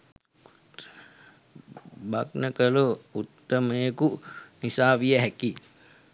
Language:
Sinhala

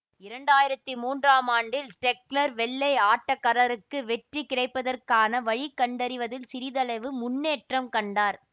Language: Tamil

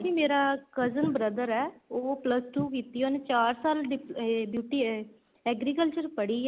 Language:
Punjabi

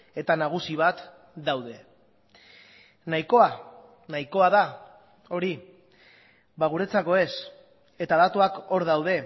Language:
Basque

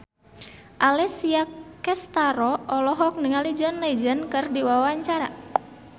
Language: Sundanese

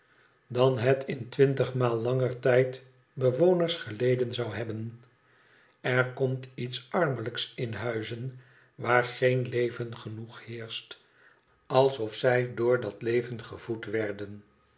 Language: Dutch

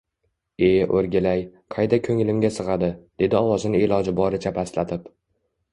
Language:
Uzbek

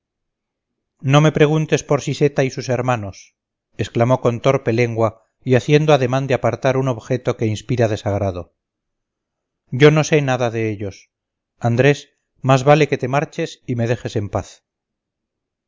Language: Spanish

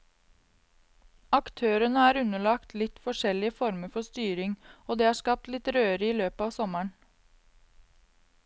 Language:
Norwegian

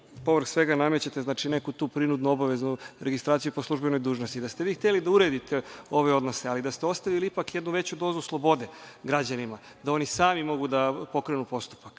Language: Serbian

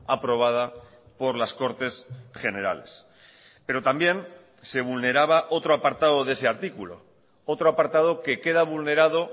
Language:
Spanish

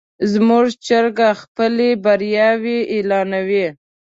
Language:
Pashto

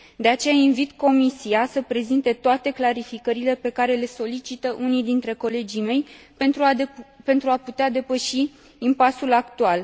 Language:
Romanian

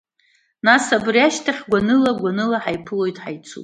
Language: Abkhazian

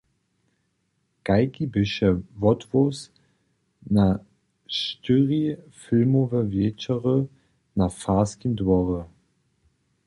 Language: Upper Sorbian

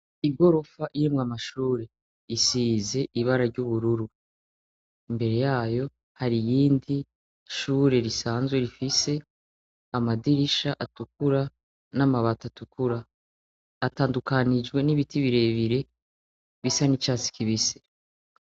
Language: Rundi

